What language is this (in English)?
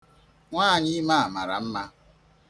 Igbo